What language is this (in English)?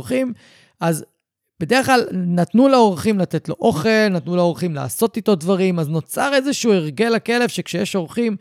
Hebrew